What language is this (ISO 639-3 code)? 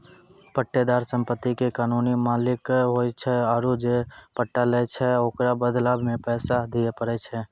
mai